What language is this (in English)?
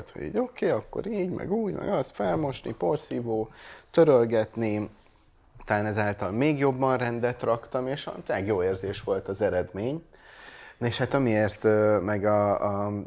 Hungarian